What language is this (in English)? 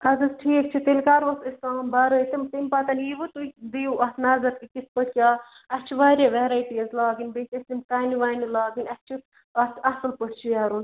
Kashmiri